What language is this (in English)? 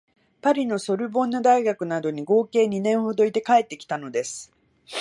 Japanese